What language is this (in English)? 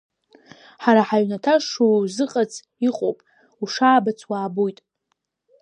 Abkhazian